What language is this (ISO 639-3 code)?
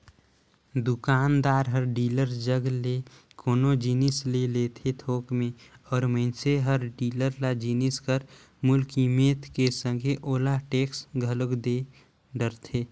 hne